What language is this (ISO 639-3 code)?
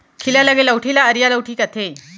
hne